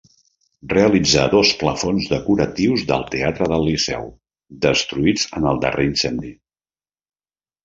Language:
Catalan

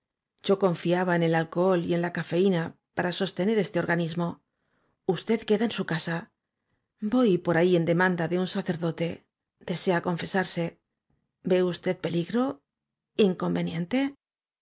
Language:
Spanish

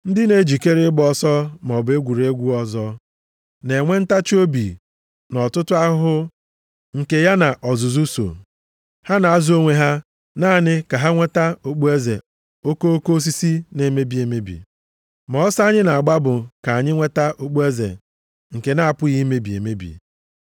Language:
Igbo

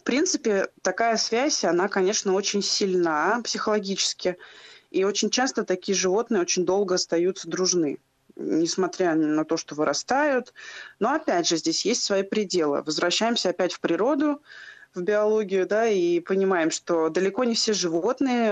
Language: Russian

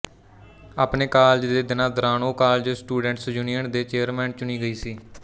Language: Punjabi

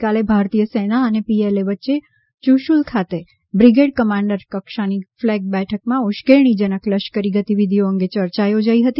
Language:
Gujarati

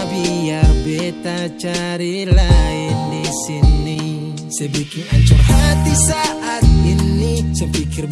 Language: Indonesian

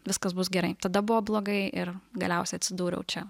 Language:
Lithuanian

